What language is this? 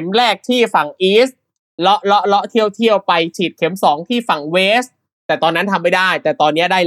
Thai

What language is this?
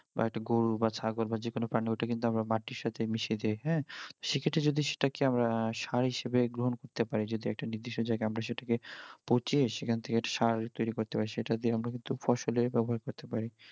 Bangla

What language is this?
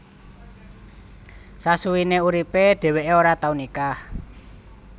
Javanese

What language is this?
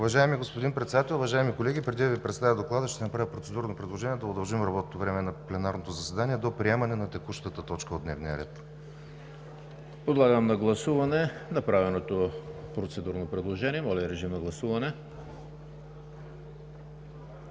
Bulgarian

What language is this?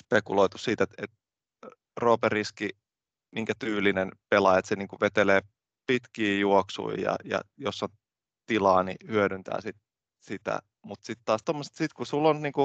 Finnish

